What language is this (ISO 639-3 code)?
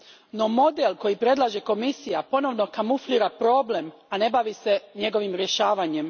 hrv